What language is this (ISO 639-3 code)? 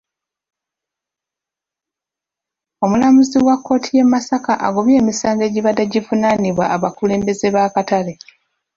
lug